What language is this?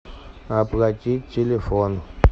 Russian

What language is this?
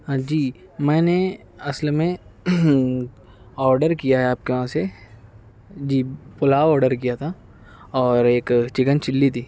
Urdu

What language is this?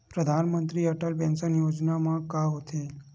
Chhattisgarhi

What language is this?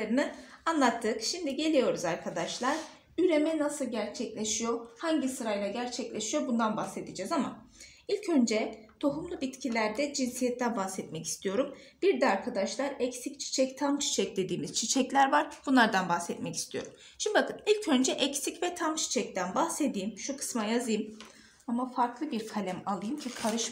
Turkish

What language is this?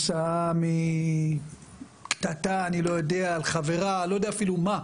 Hebrew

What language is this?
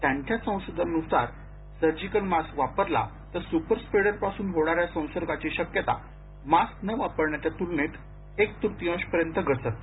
Marathi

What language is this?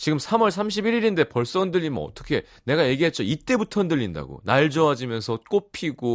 Korean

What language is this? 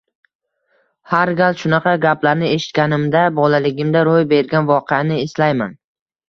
Uzbek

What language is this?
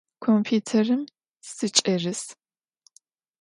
Adyghe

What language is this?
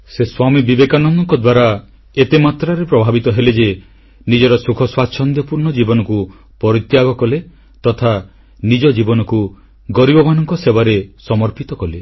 Odia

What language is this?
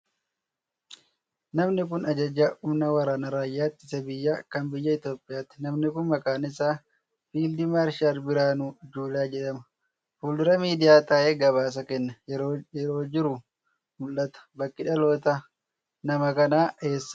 Oromo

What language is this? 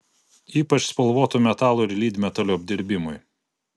Lithuanian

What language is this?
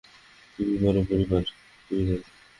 Bangla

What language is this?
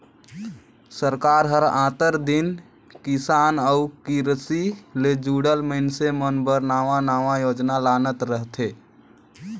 Chhattisgarhi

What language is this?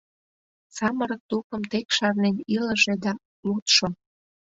Mari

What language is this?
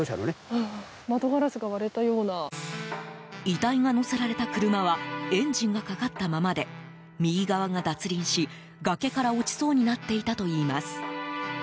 Japanese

